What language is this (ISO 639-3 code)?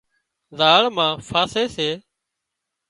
kxp